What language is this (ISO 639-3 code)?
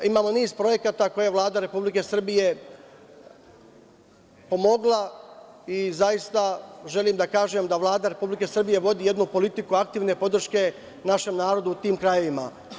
srp